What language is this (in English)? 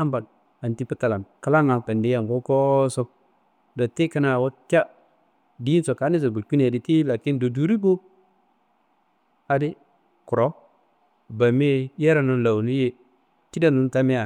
Kanembu